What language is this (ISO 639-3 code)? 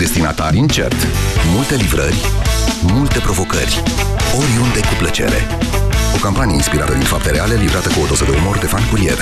ron